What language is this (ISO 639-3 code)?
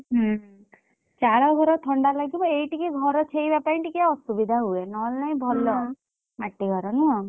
ori